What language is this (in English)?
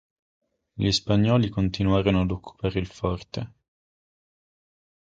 Italian